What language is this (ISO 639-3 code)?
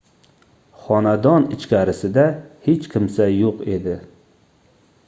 uzb